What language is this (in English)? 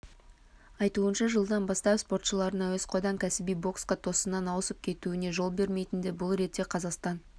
Kazakh